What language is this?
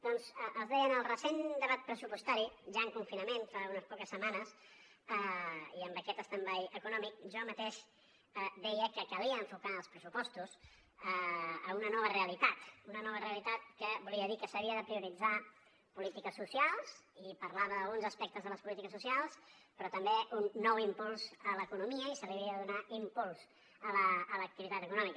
Catalan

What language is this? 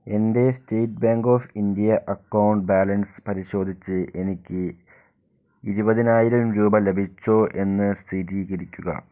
Malayalam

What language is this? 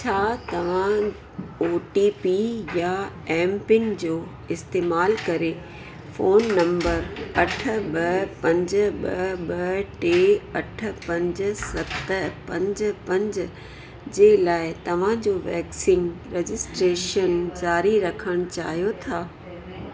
Sindhi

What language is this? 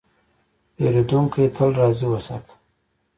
Pashto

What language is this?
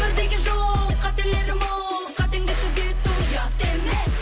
Kazakh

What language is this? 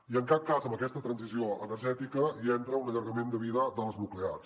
Catalan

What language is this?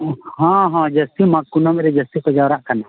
Santali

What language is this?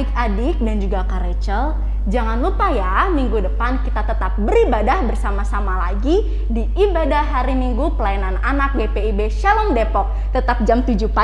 Indonesian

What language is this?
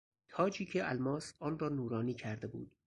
Persian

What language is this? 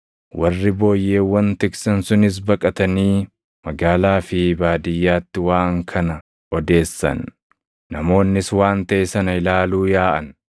Oromo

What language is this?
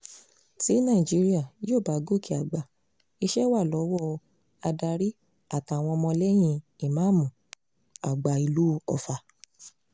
Yoruba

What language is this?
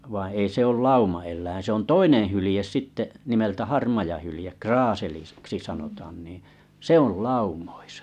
Finnish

